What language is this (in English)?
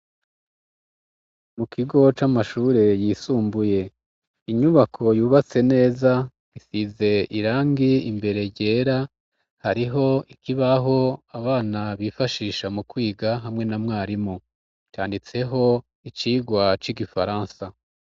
Rundi